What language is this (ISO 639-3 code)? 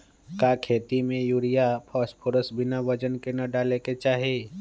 mag